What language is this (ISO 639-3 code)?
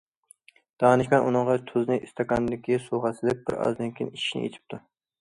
uig